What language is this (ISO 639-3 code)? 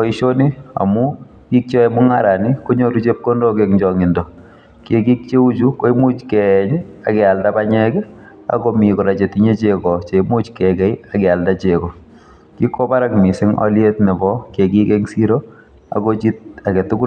kln